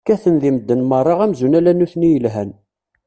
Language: Kabyle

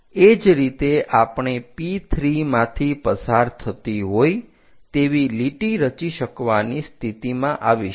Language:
Gujarati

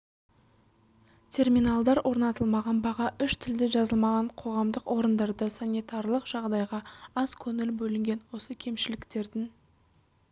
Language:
Kazakh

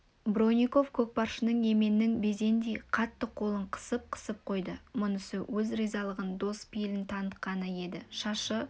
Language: Kazakh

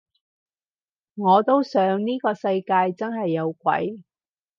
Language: Cantonese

